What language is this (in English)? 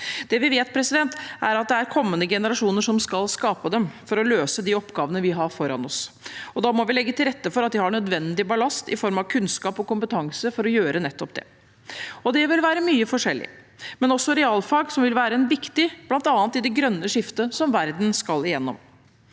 Norwegian